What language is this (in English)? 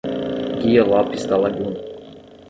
Portuguese